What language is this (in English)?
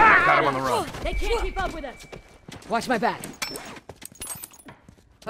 English